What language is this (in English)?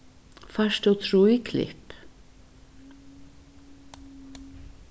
Faroese